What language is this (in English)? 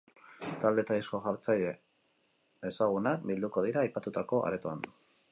Basque